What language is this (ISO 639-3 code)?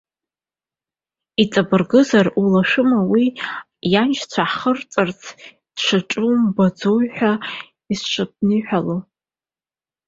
abk